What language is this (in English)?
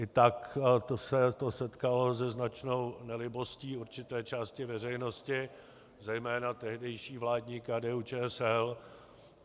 Czech